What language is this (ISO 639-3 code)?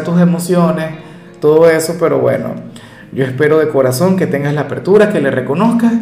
spa